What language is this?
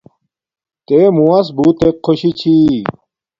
Domaaki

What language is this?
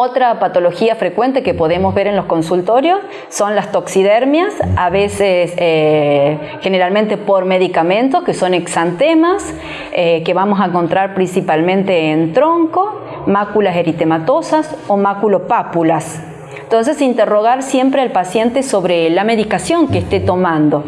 Spanish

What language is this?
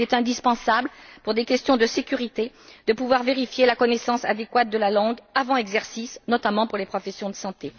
French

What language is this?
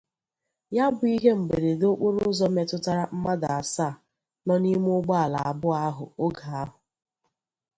Igbo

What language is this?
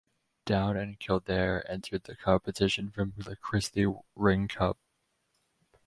English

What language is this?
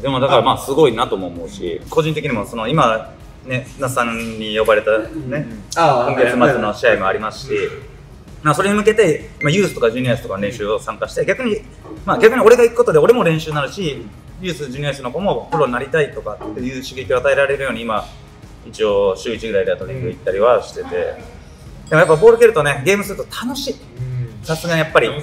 Japanese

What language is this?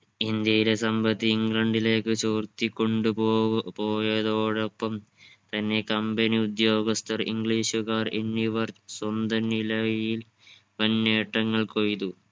Malayalam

